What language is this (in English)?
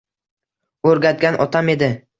Uzbek